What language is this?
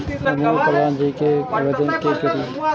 Maithili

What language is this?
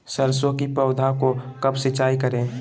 Magahi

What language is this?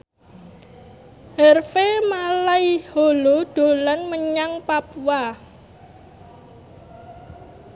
Javanese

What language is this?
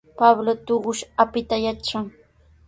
Sihuas Ancash Quechua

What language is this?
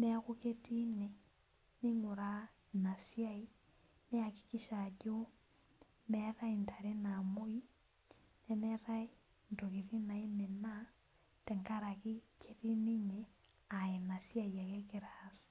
Masai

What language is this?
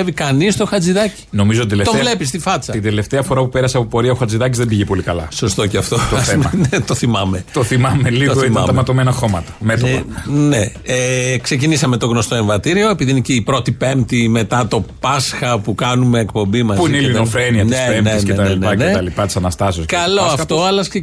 Greek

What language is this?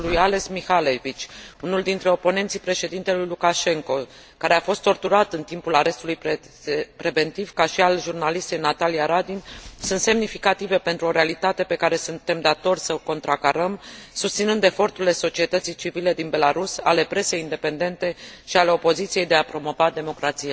Romanian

